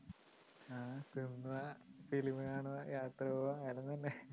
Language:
Malayalam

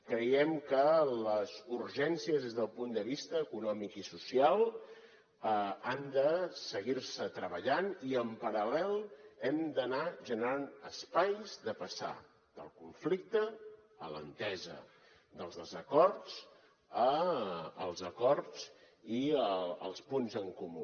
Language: Catalan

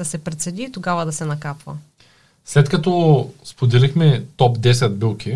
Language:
Bulgarian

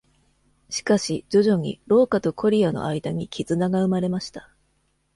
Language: Japanese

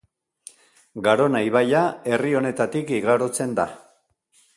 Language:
Basque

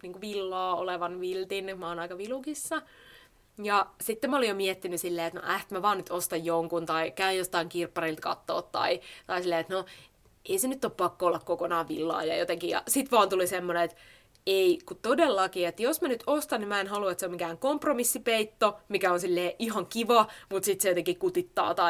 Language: Finnish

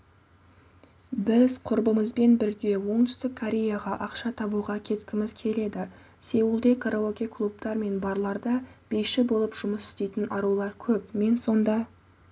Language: Kazakh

